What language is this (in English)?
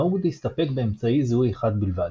Hebrew